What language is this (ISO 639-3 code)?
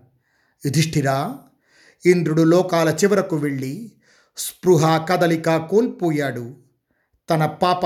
tel